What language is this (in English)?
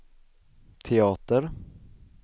Swedish